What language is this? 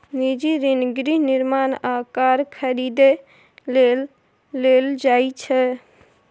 Maithili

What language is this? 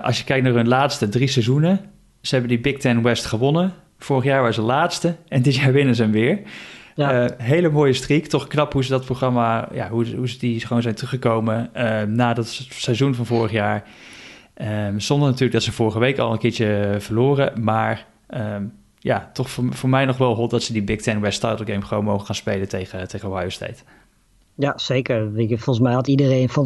Dutch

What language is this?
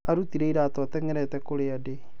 Kikuyu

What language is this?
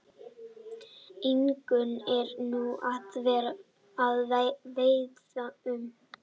Icelandic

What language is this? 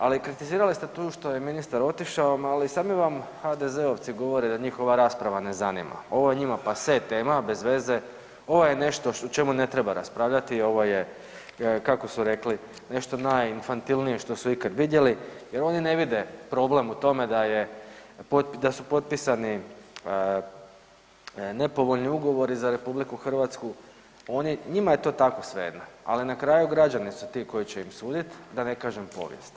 Croatian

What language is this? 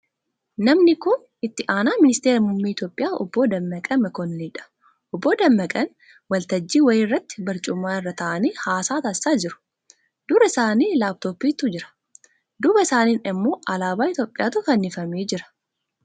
Oromo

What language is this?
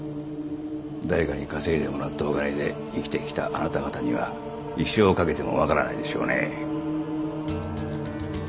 Japanese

